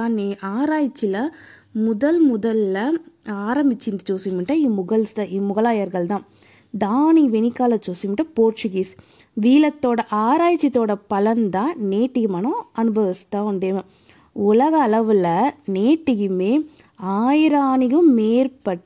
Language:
Telugu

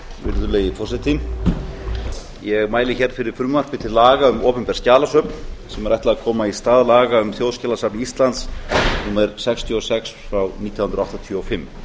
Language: Icelandic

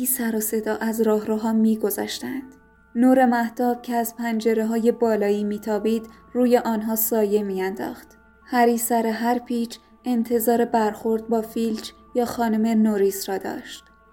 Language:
Persian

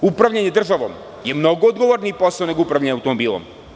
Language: Serbian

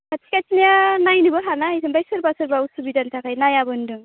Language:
Bodo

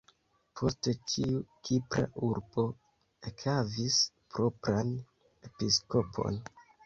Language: Esperanto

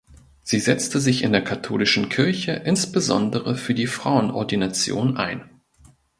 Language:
German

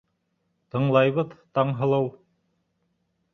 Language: Bashkir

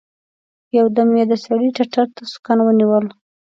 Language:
Pashto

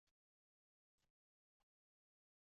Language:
Uzbek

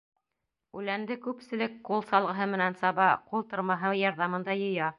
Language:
Bashkir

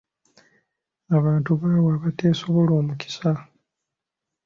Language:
Ganda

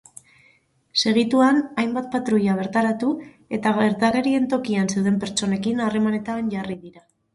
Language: Basque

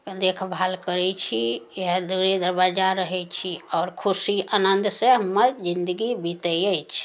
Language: Maithili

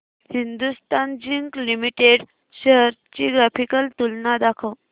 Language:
Marathi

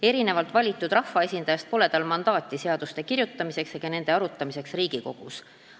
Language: Estonian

